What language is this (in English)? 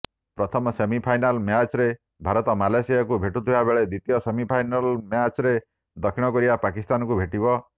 Odia